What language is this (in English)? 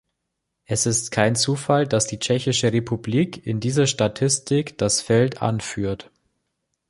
German